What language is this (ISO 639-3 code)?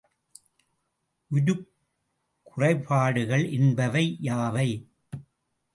tam